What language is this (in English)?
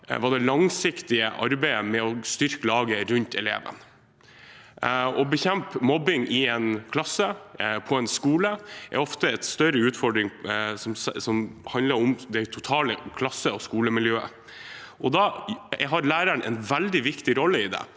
Norwegian